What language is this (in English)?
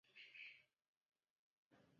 Chinese